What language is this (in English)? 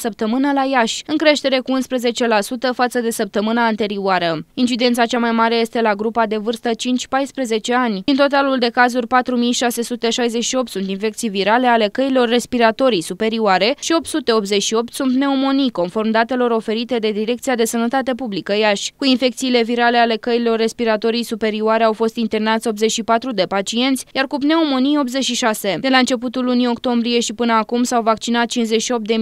Romanian